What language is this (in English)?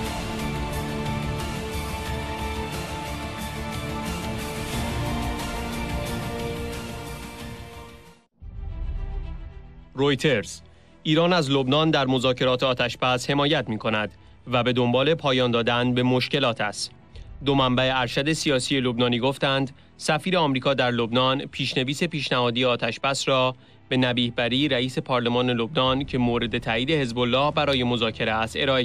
Persian